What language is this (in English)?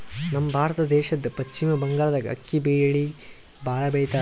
Kannada